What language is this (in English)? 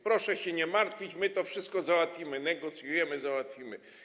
Polish